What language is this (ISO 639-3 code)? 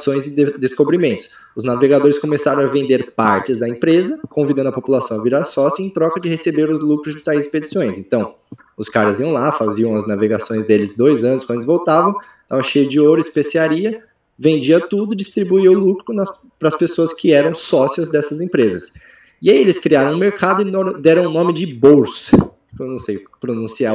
por